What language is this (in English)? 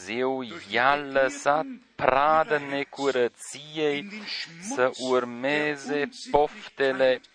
Romanian